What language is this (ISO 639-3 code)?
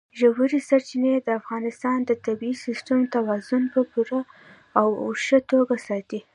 pus